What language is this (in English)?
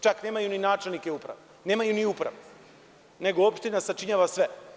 Serbian